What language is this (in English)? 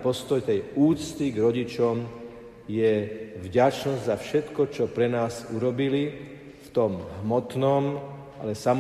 Slovak